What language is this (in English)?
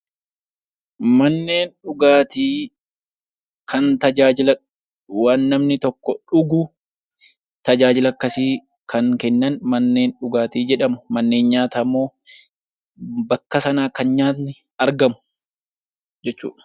Oromo